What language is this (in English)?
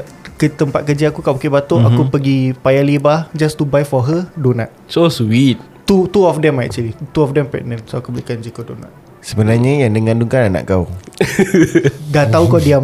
Malay